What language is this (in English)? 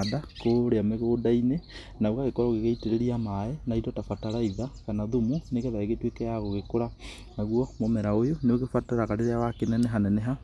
Kikuyu